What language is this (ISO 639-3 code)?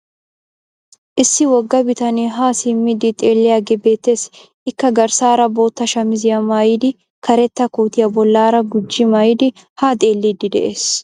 wal